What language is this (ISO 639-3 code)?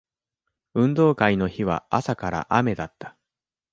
jpn